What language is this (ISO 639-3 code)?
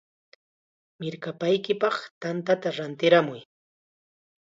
qxa